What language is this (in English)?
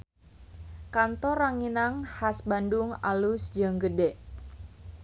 Sundanese